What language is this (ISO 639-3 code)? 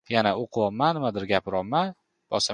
eng